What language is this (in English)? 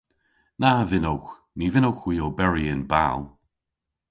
Cornish